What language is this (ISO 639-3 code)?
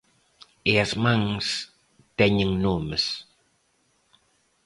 glg